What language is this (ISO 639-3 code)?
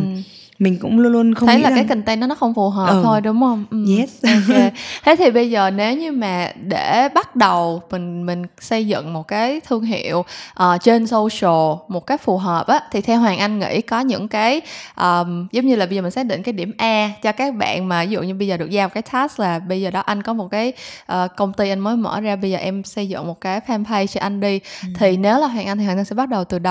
vie